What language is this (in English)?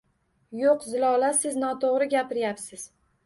Uzbek